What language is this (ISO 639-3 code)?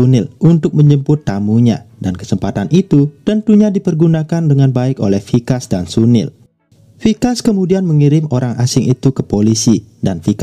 ind